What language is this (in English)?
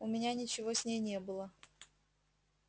Russian